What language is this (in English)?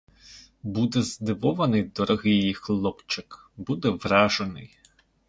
Ukrainian